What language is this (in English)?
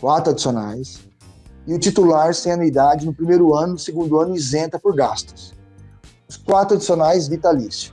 Portuguese